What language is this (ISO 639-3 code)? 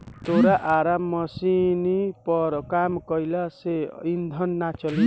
bho